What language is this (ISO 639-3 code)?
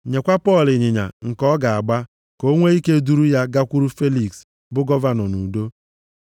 ibo